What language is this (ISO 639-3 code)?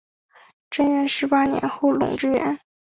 zho